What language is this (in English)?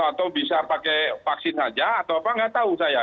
Indonesian